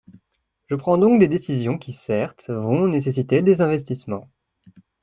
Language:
French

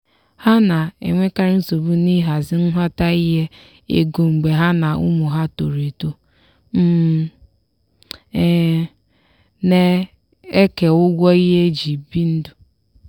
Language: Igbo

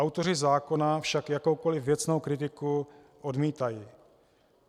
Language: Czech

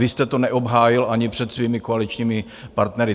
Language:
Czech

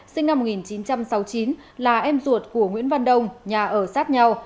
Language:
Vietnamese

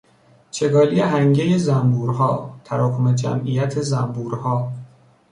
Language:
Persian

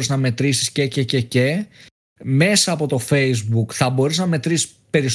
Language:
Greek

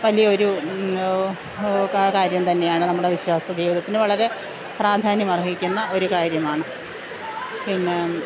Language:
Malayalam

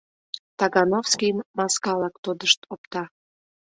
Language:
Mari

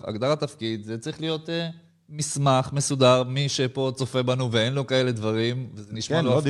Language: Hebrew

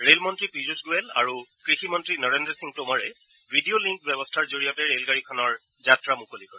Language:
Assamese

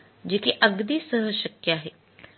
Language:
Marathi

